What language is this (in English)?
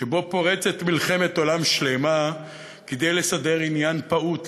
Hebrew